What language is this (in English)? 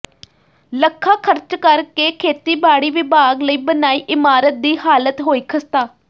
Punjabi